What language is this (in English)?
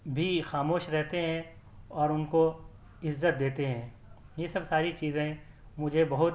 Urdu